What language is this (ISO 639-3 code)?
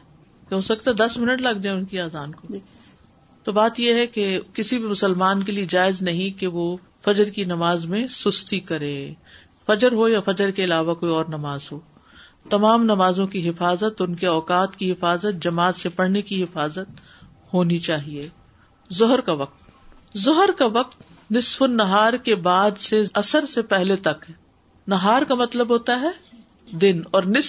urd